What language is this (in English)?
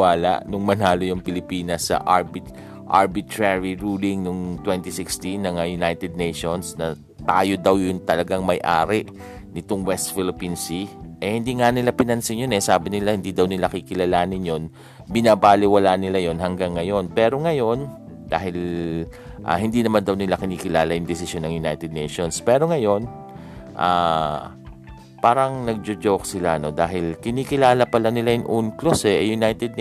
Filipino